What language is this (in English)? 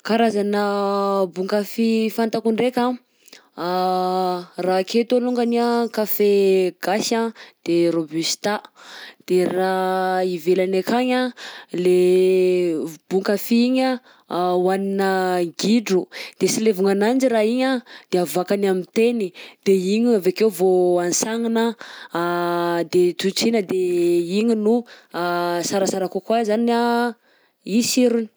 Southern Betsimisaraka Malagasy